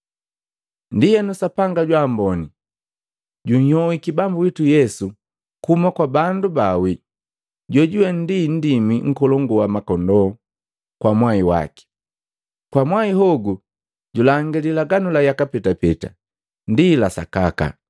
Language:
Matengo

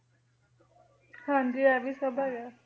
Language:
Punjabi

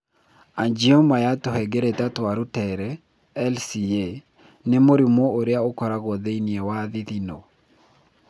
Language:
Kikuyu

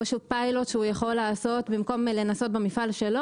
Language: Hebrew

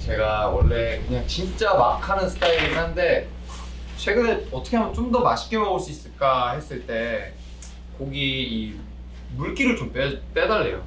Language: Korean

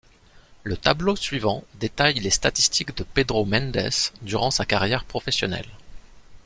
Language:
French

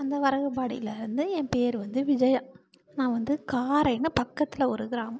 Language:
Tamil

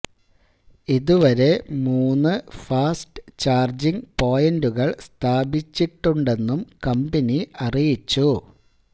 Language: Malayalam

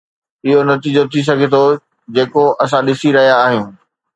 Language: Sindhi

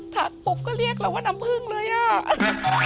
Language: Thai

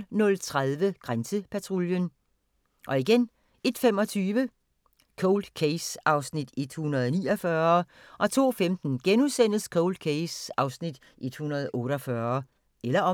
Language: Danish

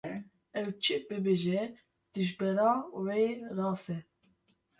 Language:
Kurdish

